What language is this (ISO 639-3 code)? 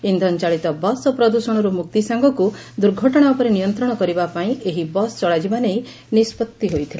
ori